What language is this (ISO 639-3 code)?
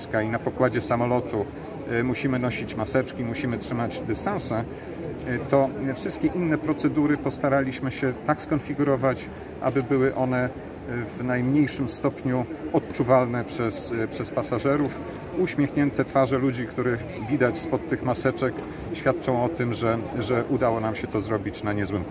pol